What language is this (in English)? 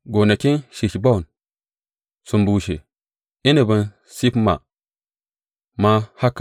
Hausa